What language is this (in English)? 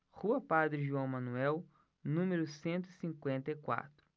Portuguese